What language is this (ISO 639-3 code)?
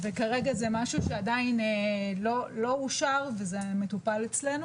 heb